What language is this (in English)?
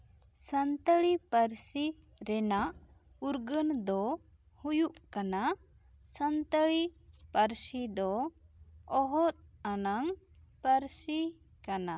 Santali